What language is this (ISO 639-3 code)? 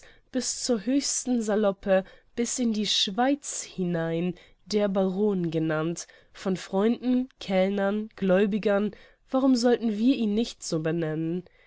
deu